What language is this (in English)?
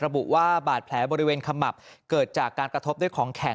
Thai